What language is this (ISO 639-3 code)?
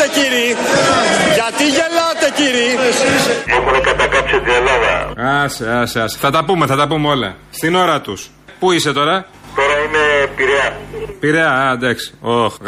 ell